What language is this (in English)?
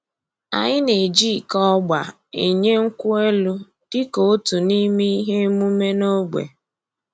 Igbo